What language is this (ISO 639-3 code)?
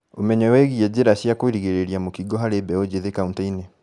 kik